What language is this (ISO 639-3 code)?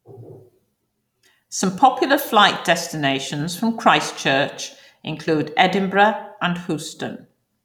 eng